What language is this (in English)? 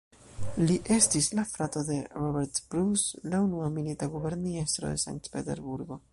Esperanto